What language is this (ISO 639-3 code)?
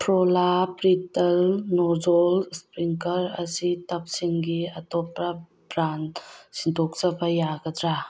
mni